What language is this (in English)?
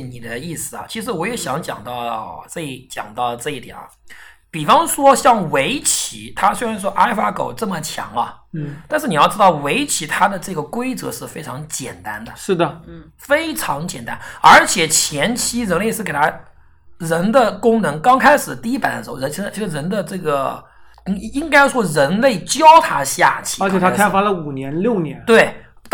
Chinese